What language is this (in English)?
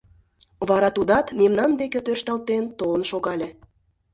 Mari